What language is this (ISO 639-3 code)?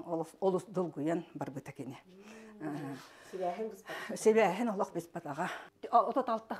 ara